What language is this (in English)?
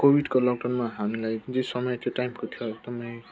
Nepali